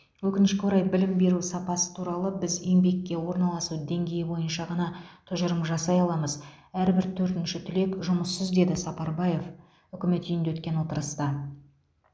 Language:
Kazakh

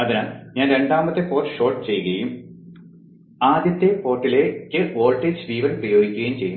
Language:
Malayalam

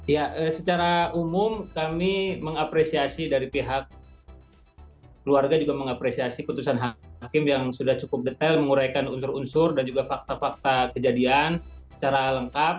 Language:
Indonesian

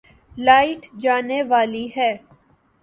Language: Urdu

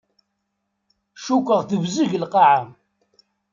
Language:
Kabyle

